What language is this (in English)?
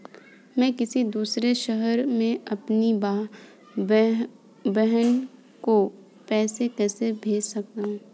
Hindi